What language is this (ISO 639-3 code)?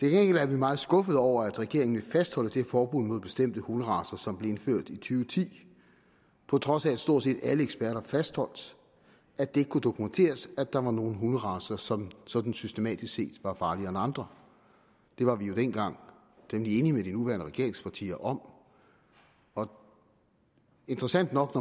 dan